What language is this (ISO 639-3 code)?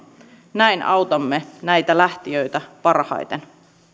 fin